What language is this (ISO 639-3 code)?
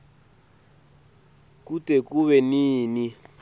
ssw